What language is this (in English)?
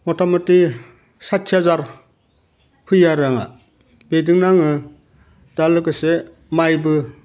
Bodo